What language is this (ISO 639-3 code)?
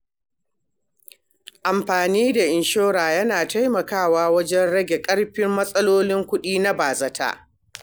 hau